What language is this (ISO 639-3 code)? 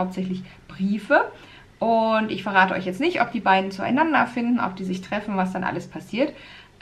deu